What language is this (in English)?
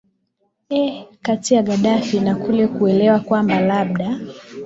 Swahili